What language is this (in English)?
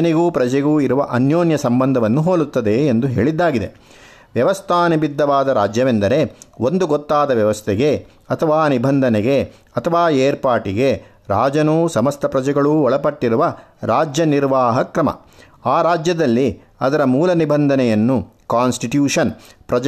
Kannada